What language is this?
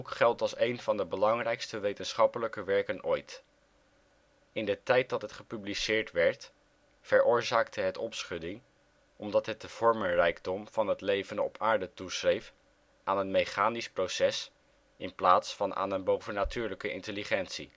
Dutch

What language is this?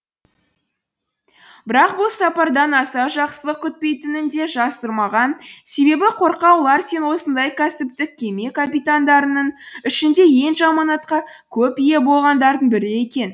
Kazakh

